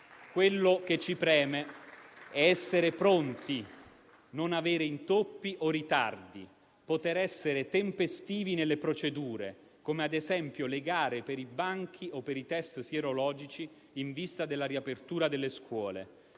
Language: Italian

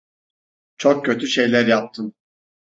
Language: Turkish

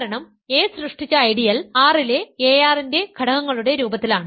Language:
Malayalam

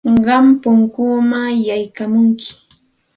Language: Santa Ana de Tusi Pasco Quechua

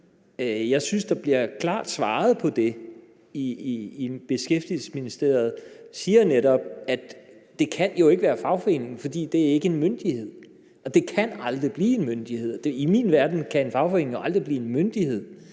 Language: Danish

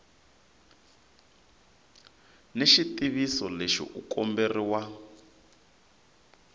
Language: Tsonga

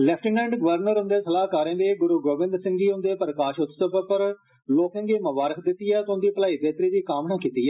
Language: Dogri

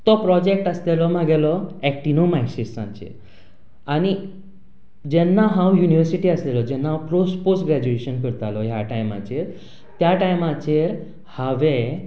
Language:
Konkani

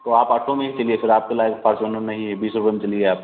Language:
Hindi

